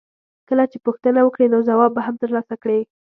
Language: Pashto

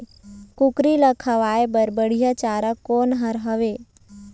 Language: Chhattisgarhi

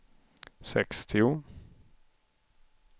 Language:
Swedish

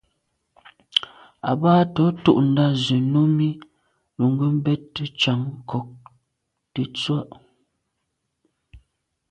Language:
Medumba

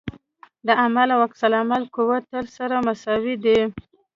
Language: Pashto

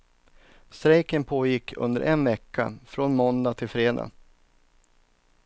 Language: Swedish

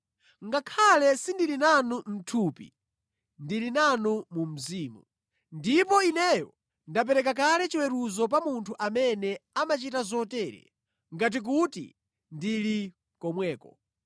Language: Nyanja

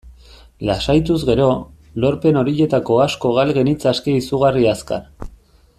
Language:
Basque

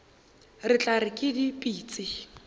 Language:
Northern Sotho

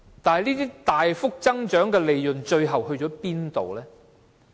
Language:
Cantonese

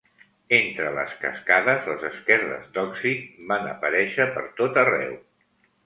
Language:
Catalan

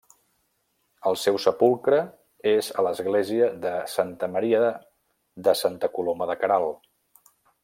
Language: Catalan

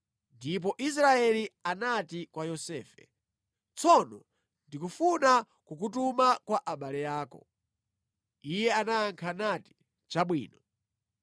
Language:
Nyanja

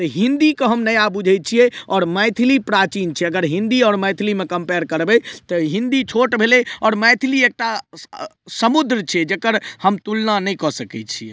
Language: Maithili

